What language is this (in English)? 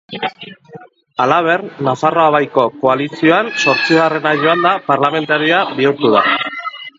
Basque